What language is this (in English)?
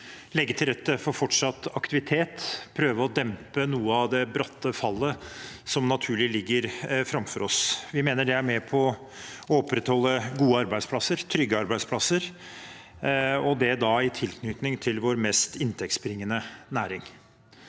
Norwegian